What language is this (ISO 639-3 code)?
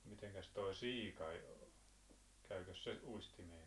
fin